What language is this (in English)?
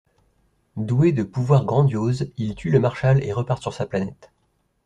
French